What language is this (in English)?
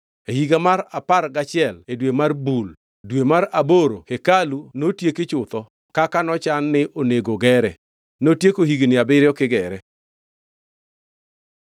Luo (Kenya and Tanzania)